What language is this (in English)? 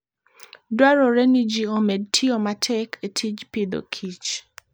Luo (Kenya and Tanzania)